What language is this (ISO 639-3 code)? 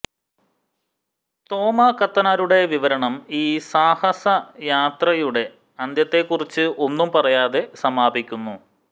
mal